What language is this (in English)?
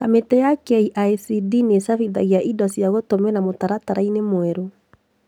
Kikuyu